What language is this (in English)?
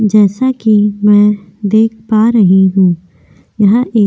Hindi